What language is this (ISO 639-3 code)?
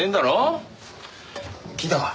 jpn